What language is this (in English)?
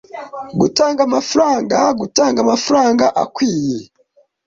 Kinyarwanda